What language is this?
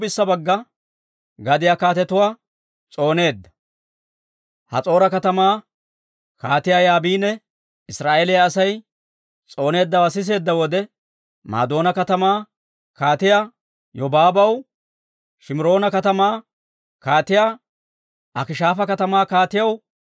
Dawro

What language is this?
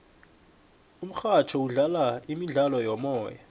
South Ndebele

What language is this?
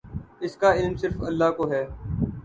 Urdu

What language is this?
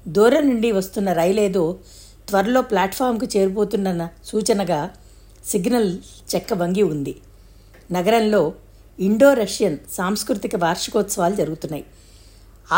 Telugu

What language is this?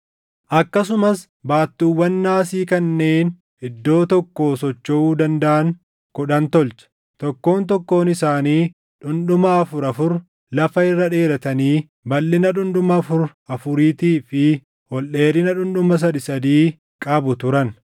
Oromo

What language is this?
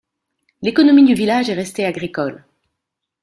French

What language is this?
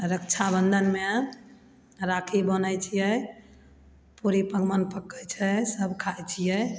Maithili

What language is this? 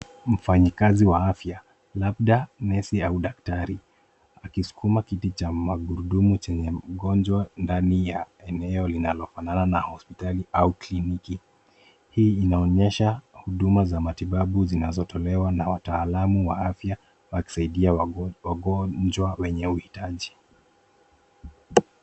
Swahili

